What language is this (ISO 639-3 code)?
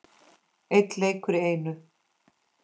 isl